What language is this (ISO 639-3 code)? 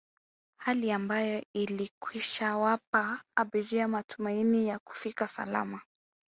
swa